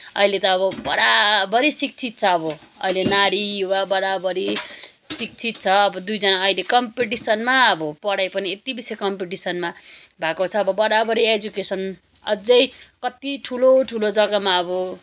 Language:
Nepali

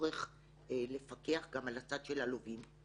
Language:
Hebrew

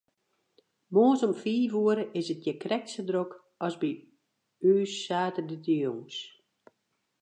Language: Western Frisian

